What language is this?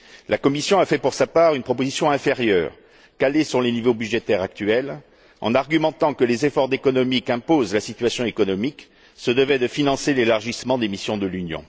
French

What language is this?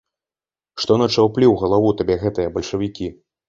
Belarusian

